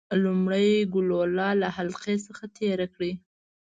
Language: Pashto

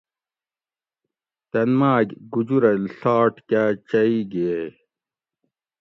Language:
Gawri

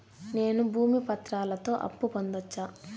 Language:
Telugu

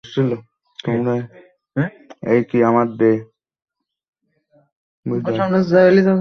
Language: Bangla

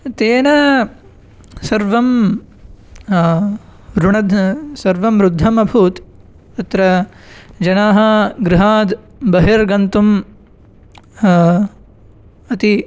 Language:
Sanskrit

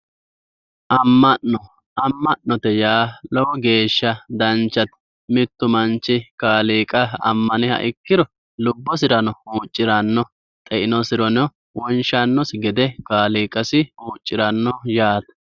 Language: Sidamo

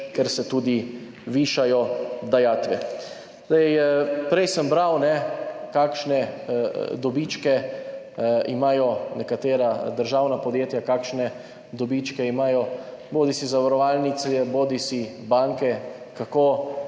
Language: Slovenian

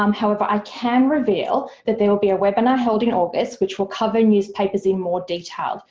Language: English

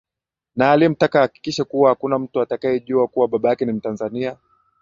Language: Swahili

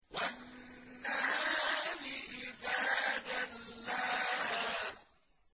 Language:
Arabic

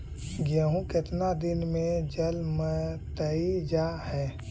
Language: Magahi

